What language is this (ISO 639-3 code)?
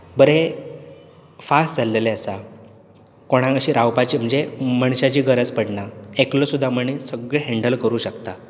kok